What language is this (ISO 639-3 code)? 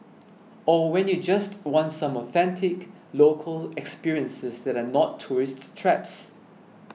eng